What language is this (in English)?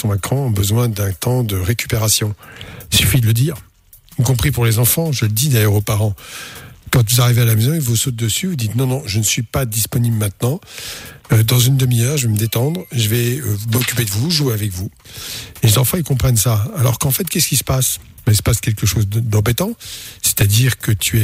French